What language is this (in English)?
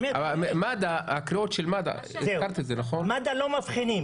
Hebrew